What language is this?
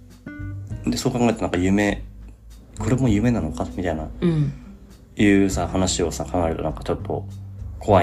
Japanese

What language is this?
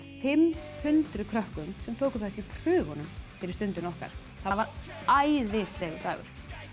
Icelandic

